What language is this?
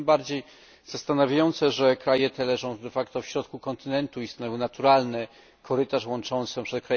Polish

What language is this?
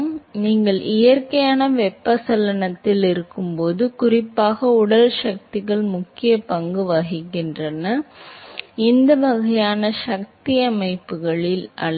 Tamil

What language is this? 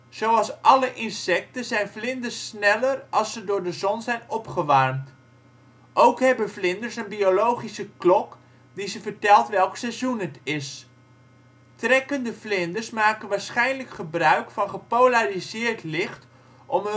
Dutch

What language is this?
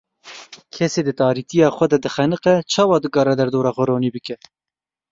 Kurdish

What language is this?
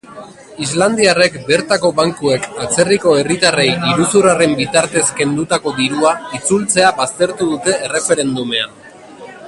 Basque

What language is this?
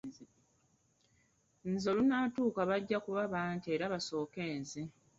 Ganda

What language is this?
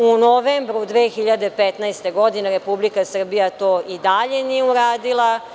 Serbian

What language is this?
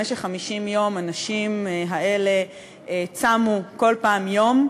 Hebrew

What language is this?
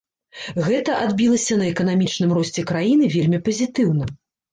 Belarusian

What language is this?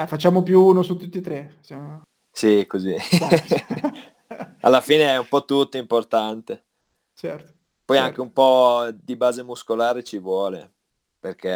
Italian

